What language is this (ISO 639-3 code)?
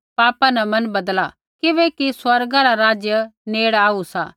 kfx